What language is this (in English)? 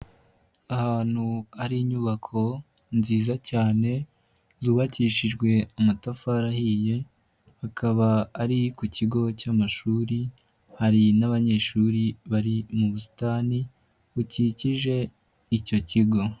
Kinyarwanda